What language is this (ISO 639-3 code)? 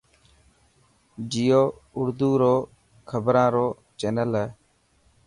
mki